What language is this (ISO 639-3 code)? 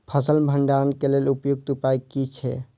mai